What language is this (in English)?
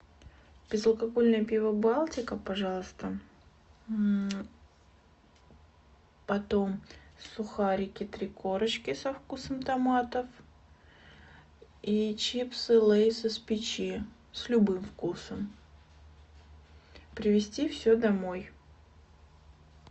Russian